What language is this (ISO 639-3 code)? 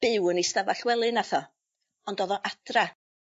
cym